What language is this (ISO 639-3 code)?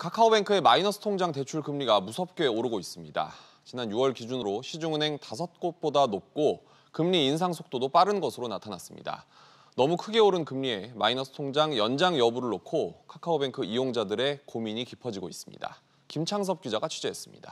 kor